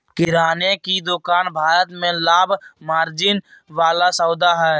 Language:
Magahi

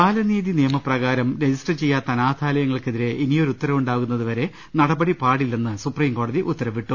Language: Malayalam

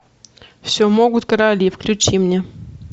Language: Russian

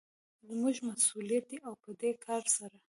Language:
Pashto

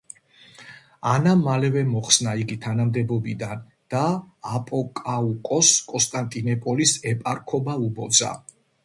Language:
Georgian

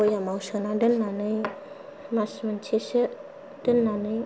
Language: Bodo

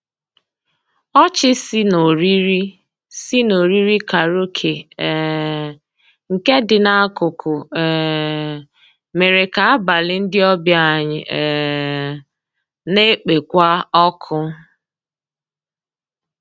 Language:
Igbo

